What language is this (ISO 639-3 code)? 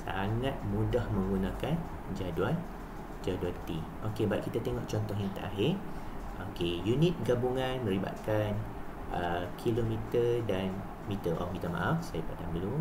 msa